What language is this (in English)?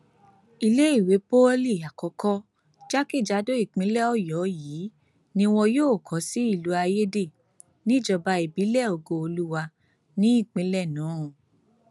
Yoruba